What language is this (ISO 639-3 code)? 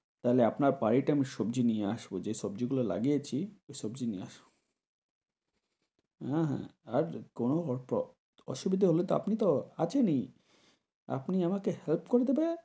ben